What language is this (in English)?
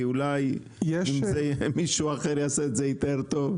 Hebrew